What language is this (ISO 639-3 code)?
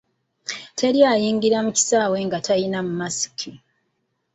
lug